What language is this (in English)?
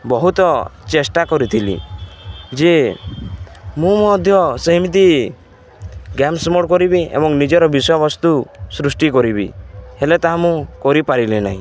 Odia